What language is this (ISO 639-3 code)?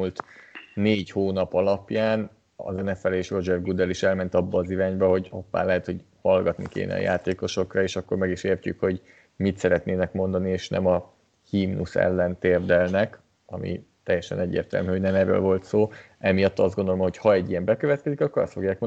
hun